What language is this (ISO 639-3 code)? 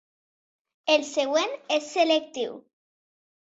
cat